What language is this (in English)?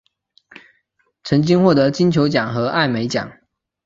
Chinese